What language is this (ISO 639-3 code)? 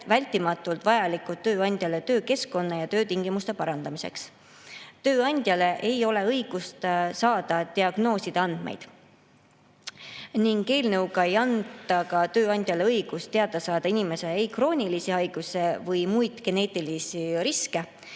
est